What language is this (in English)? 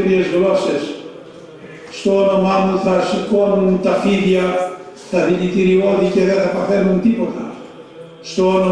Greek